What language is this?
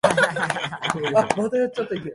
Japanese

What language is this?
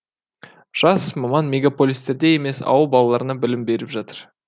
Kazakh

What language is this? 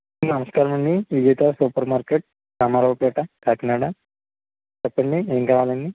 Telugu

